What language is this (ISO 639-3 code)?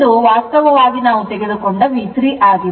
kan